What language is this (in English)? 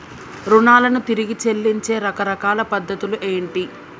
Telugu